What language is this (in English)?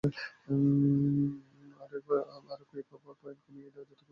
Bangla